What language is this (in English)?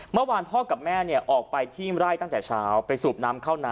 Thai